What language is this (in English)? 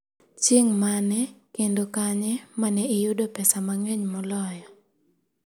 Luo (Kenya and Tanzania)